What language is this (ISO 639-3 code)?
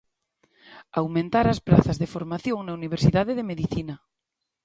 glg